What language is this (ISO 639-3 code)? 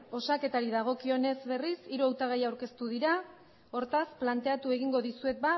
eus